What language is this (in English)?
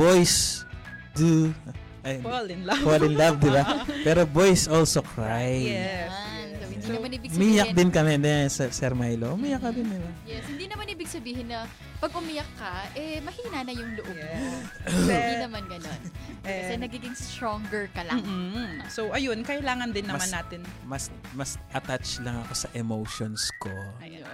Filipino